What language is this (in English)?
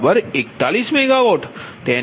Gujarati